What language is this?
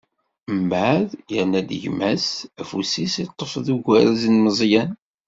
Kabyle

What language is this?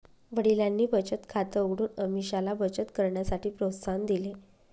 Marathi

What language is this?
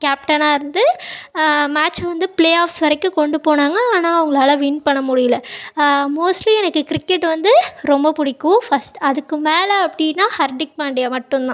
Tamil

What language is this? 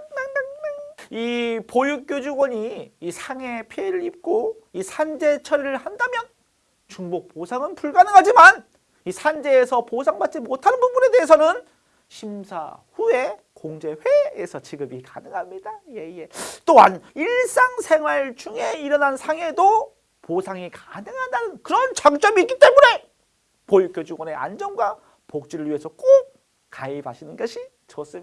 Korean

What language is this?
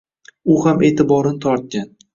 Uzbek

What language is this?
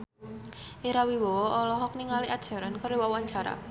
Sundanese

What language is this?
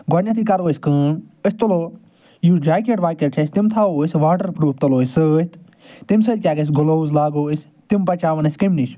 Kashmiri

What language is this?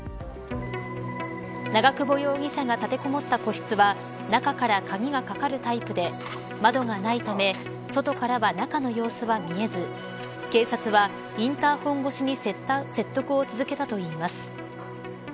Japanese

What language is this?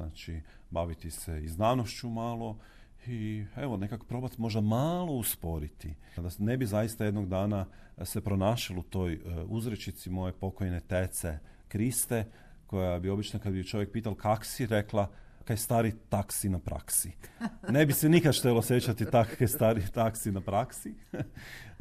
Croatian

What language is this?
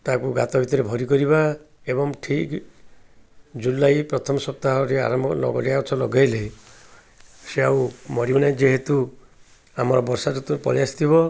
Odia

